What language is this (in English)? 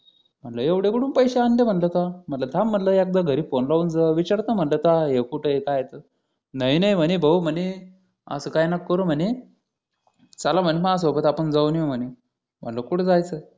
Marathi